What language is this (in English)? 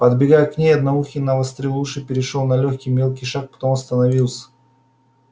Russian